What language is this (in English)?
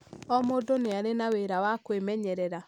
Kikuyu